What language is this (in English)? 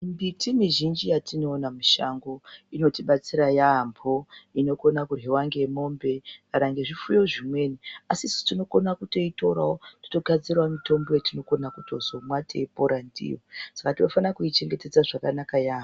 Ndau